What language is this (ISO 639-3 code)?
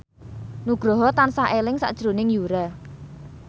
jav